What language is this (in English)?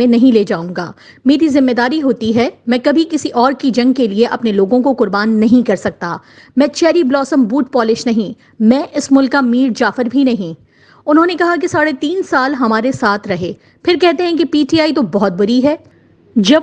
Urdu